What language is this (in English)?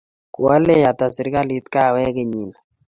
Kalenjin